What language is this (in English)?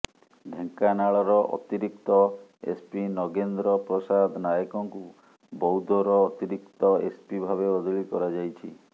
Odia